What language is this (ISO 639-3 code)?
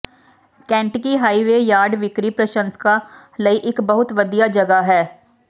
pan